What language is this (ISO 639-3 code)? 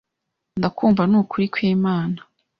kin